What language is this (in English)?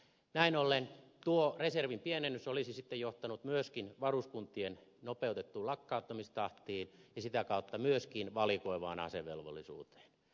Finnish